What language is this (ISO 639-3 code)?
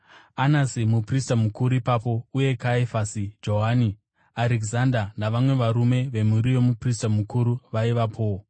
sna